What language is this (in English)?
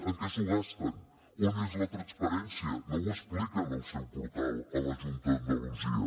Catalan